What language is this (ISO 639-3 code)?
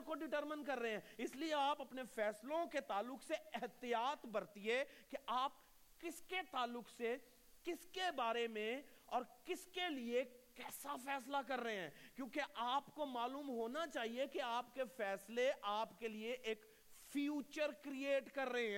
urd